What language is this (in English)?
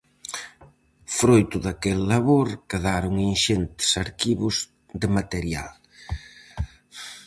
Galician